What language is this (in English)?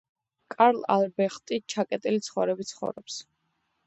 Georgian